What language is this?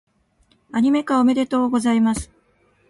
Japanese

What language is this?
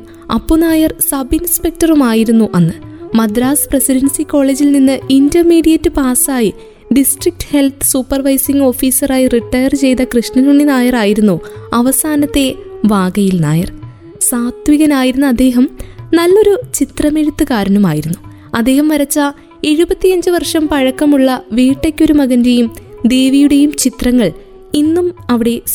Malayalam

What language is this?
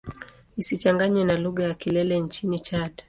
Swahili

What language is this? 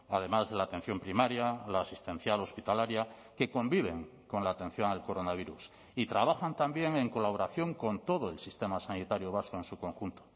Spanish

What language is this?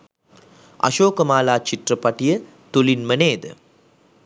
Sinhala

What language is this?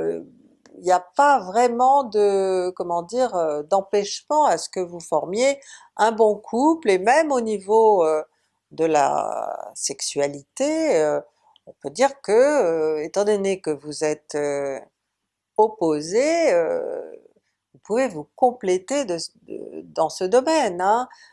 French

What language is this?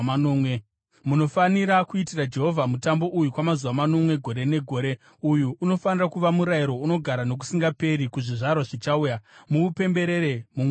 Shona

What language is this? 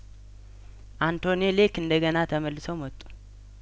Amharic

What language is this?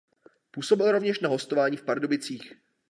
Czech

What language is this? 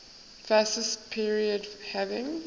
English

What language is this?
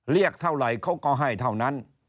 Thai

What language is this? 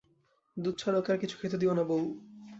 Bangla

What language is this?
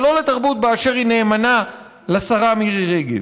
Hebrew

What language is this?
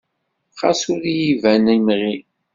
Kabyle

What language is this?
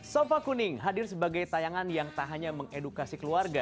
Indonesian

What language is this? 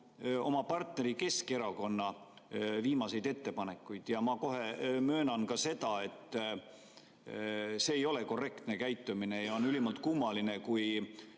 Estonian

